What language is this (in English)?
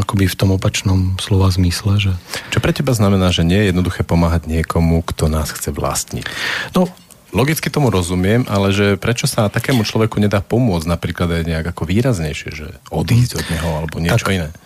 Slovak